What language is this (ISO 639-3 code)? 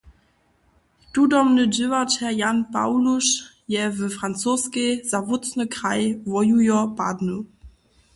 hsb